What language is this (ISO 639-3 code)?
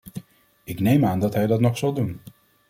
nld